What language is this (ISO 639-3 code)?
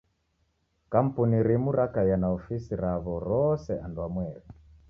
dav